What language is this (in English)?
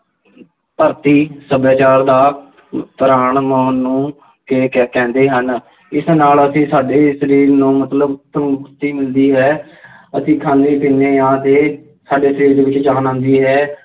Punjabi